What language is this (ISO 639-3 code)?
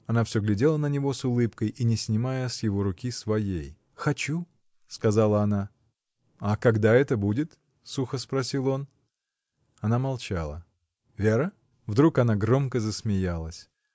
rus